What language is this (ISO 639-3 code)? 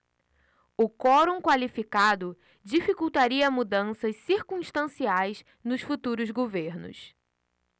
por